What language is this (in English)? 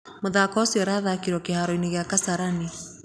Kikuyu